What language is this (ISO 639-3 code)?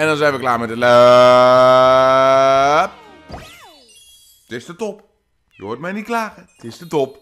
nld